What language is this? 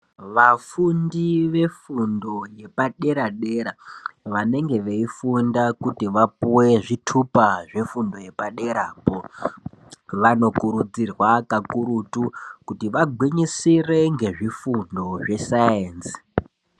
Ndau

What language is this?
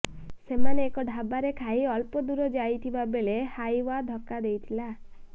Odia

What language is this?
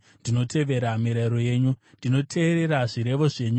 Shona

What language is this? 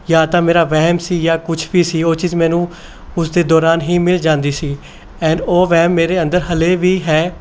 Punjabi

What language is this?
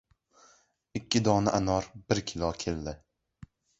Uzbek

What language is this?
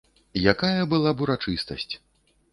Belarusian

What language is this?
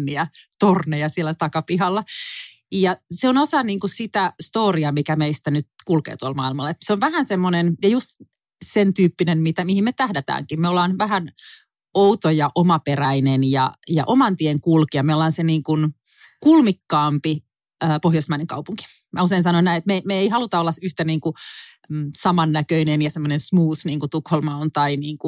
Finnish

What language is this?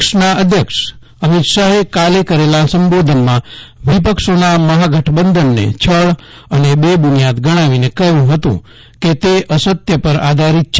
Gujarati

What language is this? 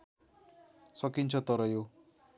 Nepali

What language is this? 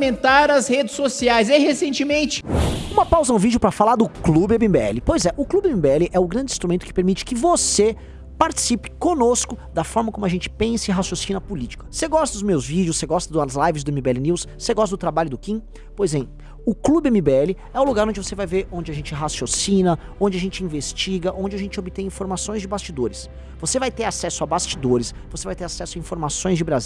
Portuguese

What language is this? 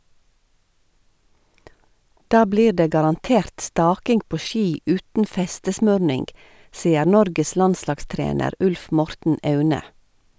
Norwegian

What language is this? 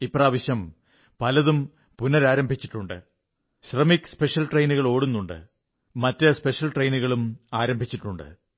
Malayalam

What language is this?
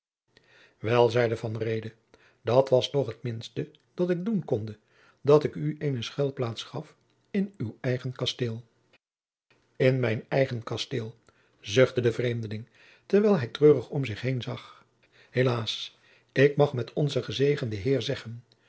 Dutch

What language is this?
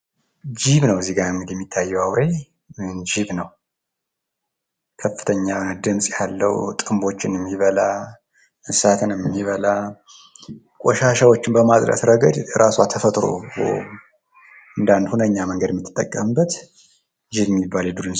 Amharic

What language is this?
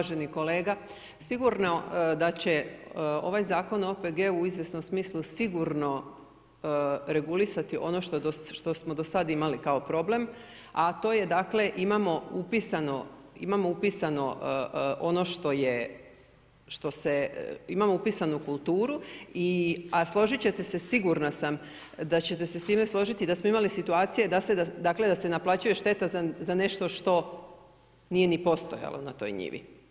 Croatian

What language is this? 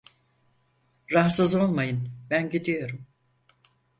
Turkish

